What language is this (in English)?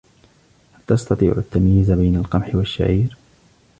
Arabic